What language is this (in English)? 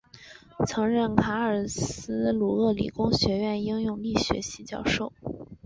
Chinese